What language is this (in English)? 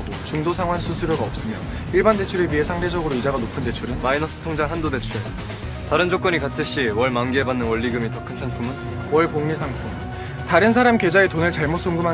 Korean